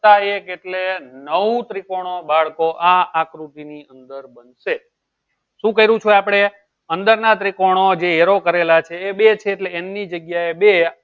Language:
Gujarati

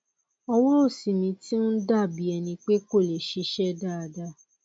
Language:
Yoruba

